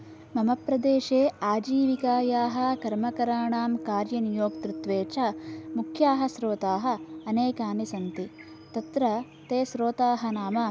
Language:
Sanskrit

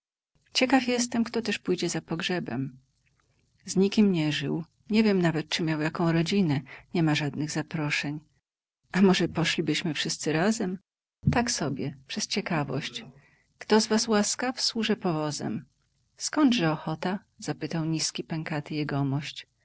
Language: Polish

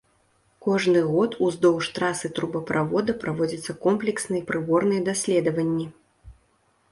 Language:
Belarusian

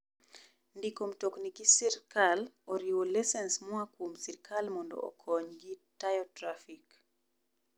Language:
Luo (Kenya and Tanzania)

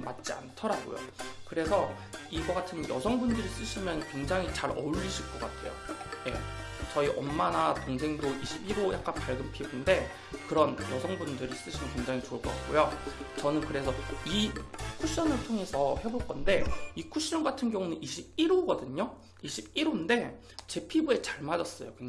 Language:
Korean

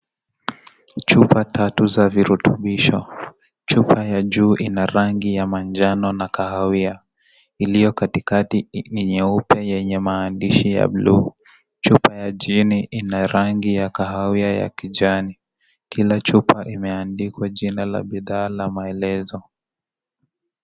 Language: Swahili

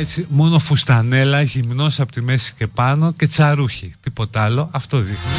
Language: Greek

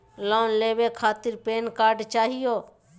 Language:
Magahi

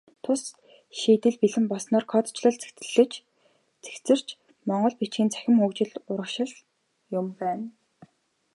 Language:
Mongolian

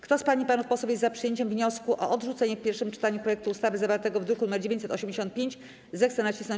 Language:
Polish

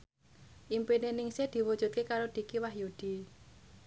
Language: Javanese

